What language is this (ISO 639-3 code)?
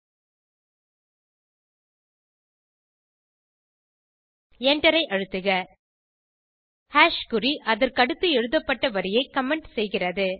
tam